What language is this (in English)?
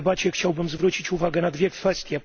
Polish